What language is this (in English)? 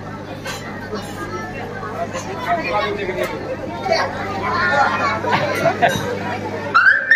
Gujarati